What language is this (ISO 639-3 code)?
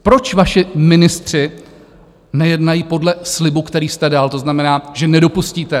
ces